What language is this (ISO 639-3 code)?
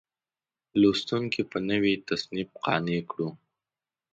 pus